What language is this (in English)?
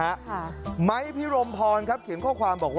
Thai